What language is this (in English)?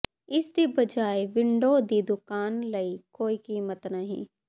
Punjabi